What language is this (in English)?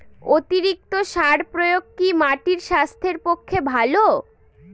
Bangla